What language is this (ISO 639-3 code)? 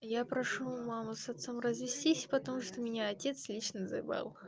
rus